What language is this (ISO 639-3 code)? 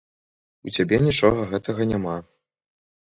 bel